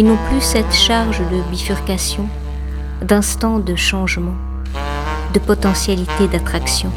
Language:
French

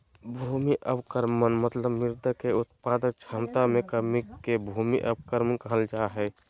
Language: Magahi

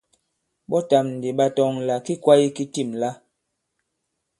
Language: Bankon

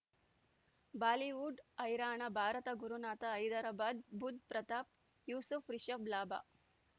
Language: Kannada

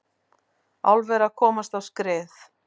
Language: Icelandic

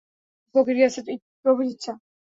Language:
Bangla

